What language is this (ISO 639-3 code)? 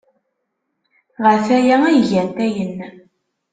kab